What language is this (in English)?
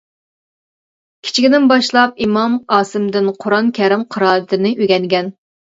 Uyghur